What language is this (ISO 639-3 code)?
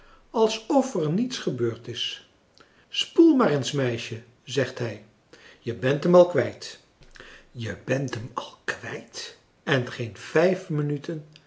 nld